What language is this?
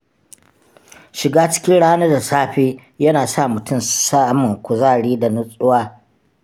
Hausa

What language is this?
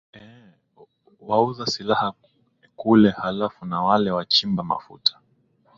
Swahili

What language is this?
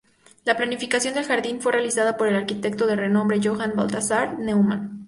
Spanish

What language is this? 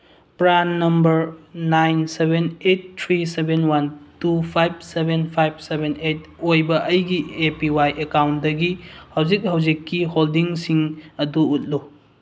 Manipuri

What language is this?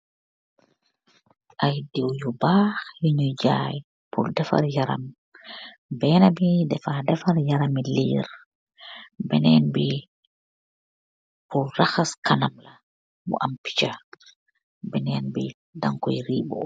Wolof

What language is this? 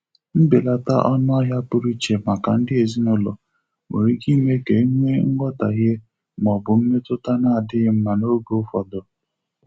Igbo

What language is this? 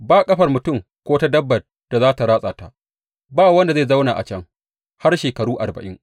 Hausa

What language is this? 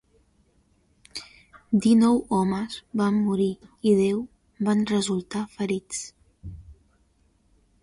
Catalan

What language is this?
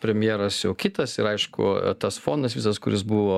Lithuanian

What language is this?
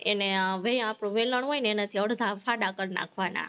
Gujarati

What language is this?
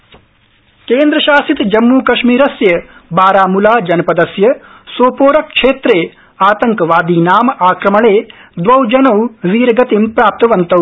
Sanskrit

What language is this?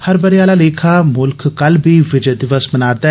Dogri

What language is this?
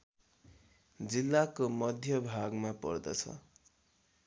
Nepali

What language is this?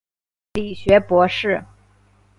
Chinese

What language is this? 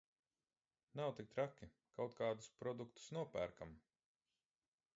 Latvian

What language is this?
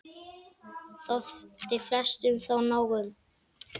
Icelandic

